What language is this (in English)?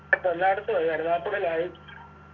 Malayalam